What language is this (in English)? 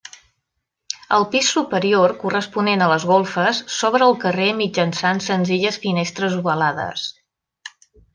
Catalan